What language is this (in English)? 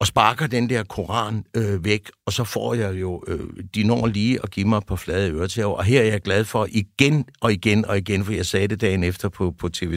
Danish